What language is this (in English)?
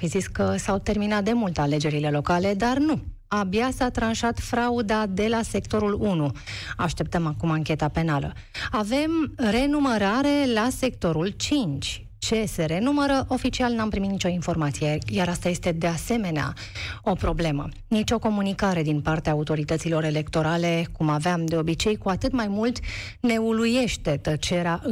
Romanian